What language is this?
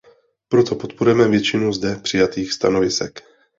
Czech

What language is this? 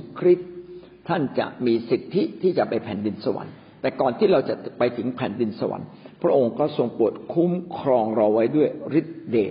Thai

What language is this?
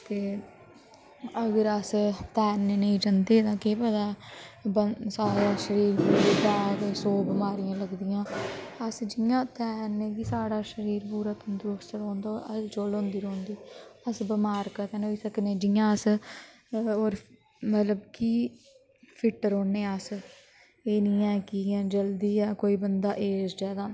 Dogri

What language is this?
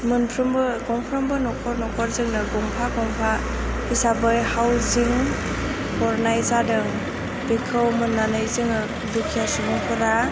Bodo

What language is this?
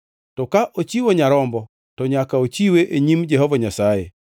Luo (Kenya and Tanzania)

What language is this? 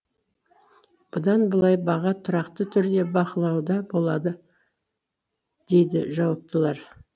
Kazakh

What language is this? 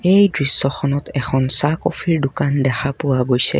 Assamese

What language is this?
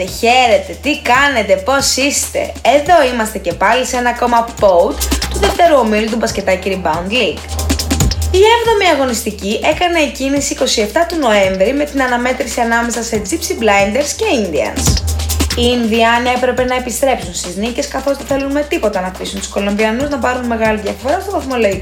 Greek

